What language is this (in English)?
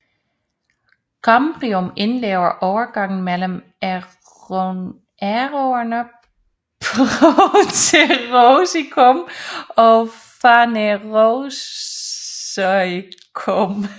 Danish